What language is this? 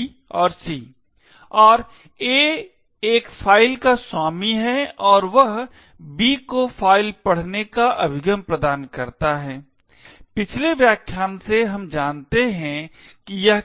Hindi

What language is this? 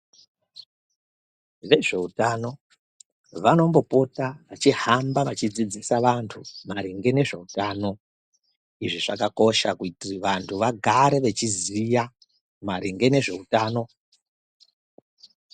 Ndau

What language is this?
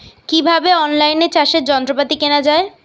Bangla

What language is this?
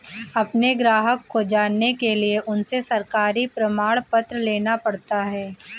Hindi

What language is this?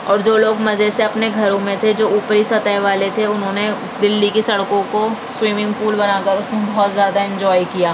Urdu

